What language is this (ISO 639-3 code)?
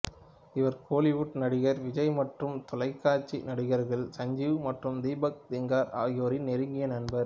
tam